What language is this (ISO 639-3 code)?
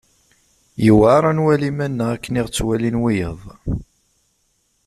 kab